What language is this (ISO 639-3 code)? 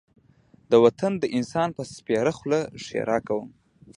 pus